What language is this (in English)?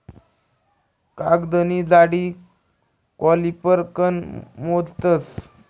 Marathi